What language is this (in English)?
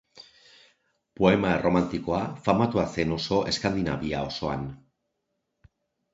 Basque